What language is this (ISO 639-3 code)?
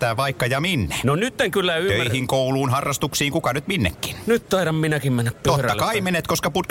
fin